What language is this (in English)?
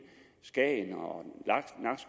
Danish